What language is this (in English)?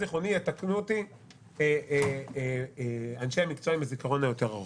Hebrew